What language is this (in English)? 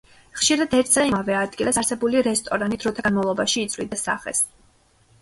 Georgian